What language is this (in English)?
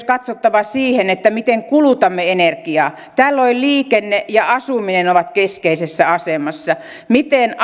Finnish